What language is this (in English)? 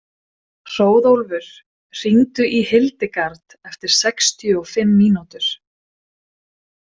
Icelandic